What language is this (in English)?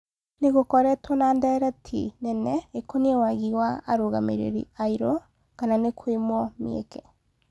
Kikuyu